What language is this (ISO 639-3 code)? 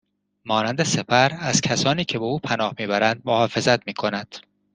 fas